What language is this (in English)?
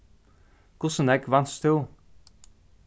Faroese